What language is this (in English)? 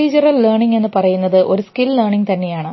Malayalam